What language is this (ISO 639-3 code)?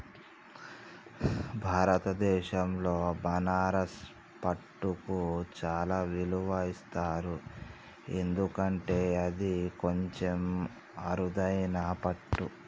tel